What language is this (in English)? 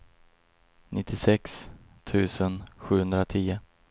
Swedish